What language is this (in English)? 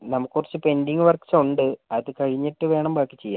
Malayalam